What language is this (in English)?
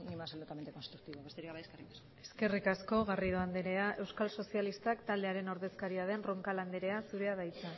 Basque